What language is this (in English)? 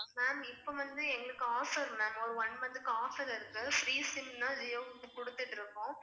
Tamil